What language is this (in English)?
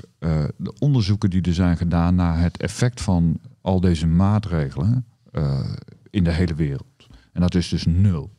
Dutch